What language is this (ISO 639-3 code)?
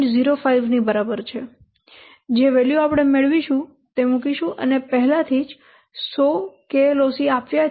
guj